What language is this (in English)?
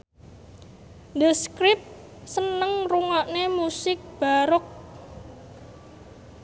Javanese